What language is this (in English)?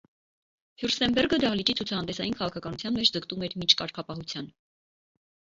Armenian